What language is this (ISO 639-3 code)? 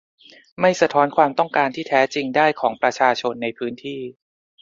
tha